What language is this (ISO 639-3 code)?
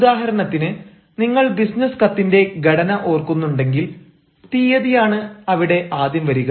mal